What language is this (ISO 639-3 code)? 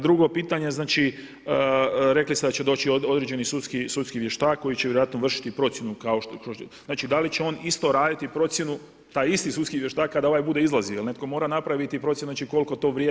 hrv